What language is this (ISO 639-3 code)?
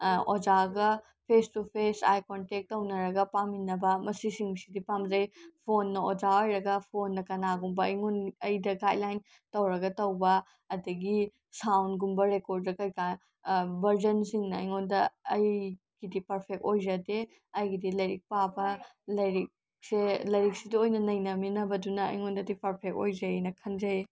mni